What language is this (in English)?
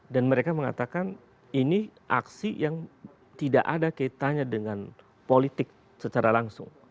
Indonesian